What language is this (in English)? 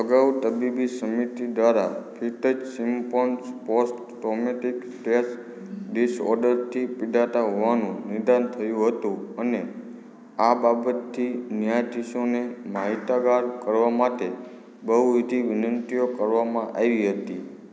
Gujarati